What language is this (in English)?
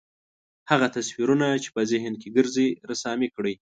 Pashto